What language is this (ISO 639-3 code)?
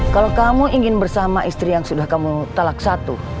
ind